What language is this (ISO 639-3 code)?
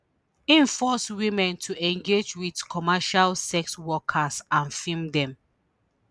pcm